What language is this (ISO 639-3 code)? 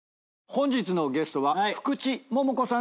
jpn